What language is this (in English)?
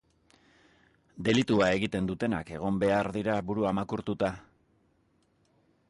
Basque